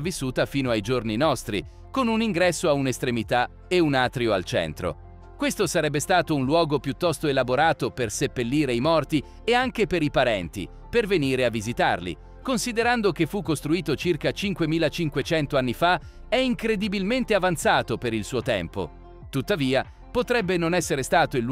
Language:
Italian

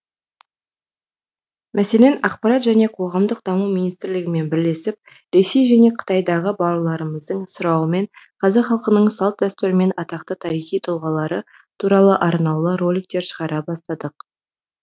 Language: Kazakh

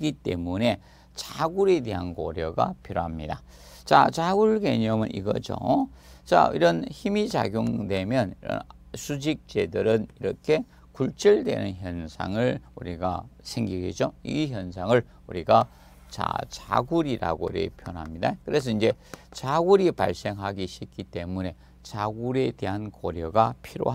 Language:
Korean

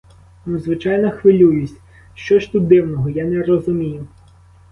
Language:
Ukrainian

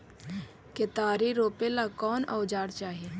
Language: Magahi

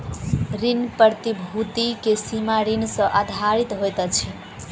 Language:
Maithili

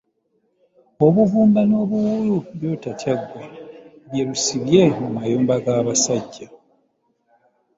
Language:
Ganda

